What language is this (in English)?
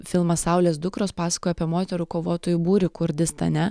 Lithuanian